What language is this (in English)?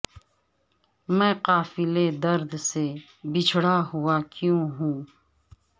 Urdu